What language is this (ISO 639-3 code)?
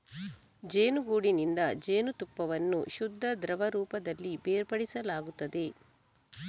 kan